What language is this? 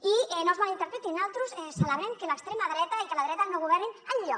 Catalan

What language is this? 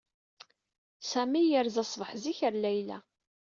Kabyle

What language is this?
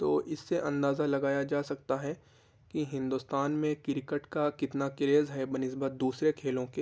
Urdu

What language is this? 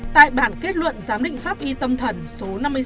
Vietnamese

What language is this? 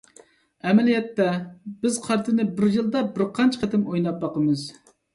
Uyghur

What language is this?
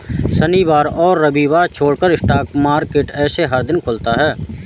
Hindi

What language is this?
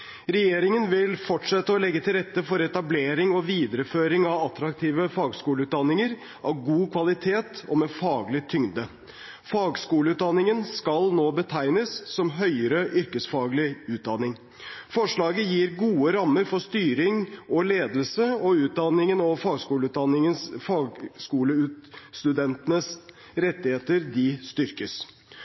Norwegian Bokmål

